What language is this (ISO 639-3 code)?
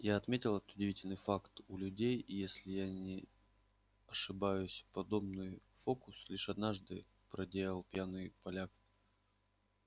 rus